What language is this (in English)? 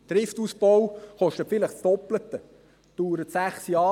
Swiss German